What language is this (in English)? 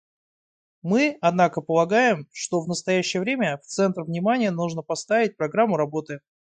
Russian